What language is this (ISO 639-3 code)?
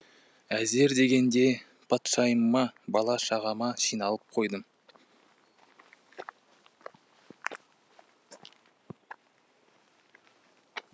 kaz